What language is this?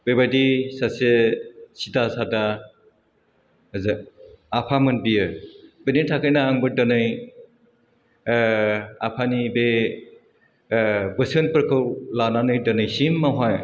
Bodo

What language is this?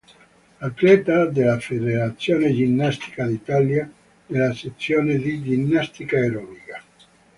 Italian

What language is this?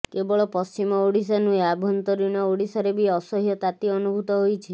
Odia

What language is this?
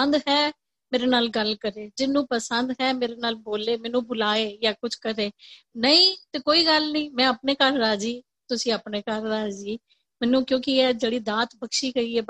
Punjabi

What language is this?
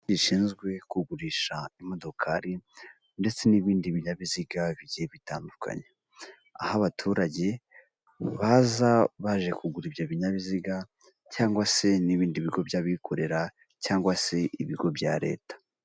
Kinyarwanda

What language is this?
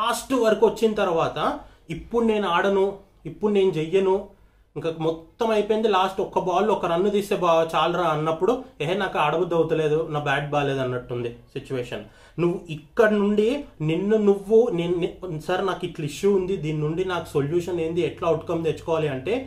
Telugu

